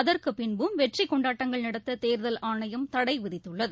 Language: Tamil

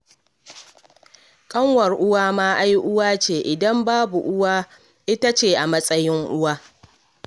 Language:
Hausa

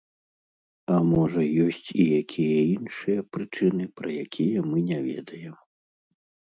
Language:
Belarusian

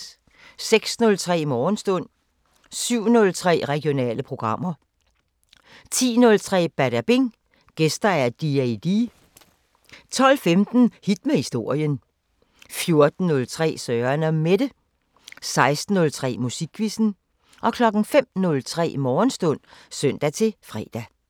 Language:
Danish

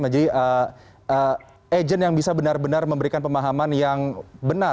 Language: Indonesian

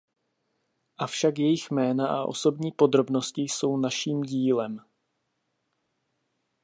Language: Czech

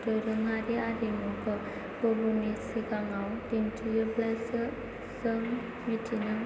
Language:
Bodo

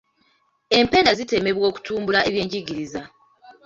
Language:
Ganda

